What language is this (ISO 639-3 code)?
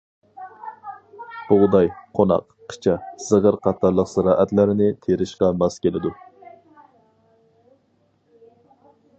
uig